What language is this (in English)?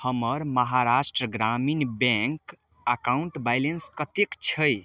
Maithili